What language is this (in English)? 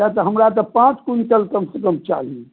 Maithili